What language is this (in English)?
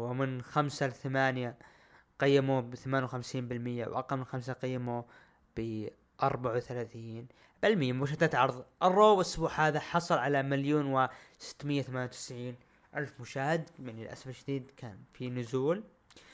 Arabic